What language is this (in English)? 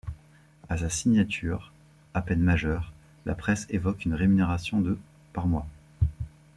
French